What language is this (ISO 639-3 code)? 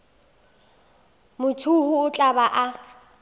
nso